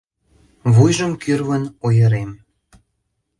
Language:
Mari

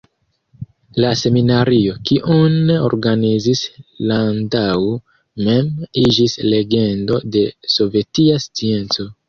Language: Esperanto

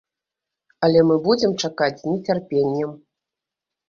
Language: Belarusian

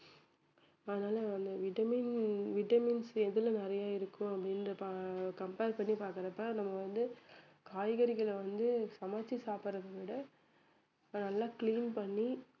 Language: Tamil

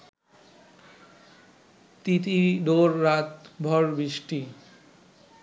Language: Bangla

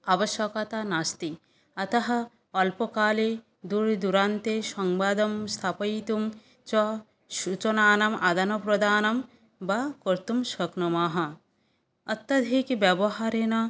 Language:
Sanskrit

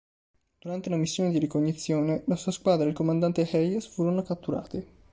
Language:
Italian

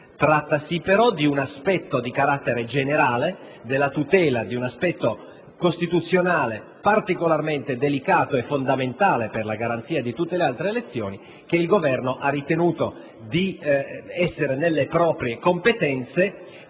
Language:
Italian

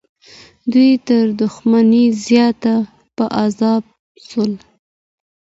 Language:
Pashto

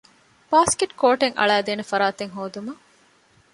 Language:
Divehi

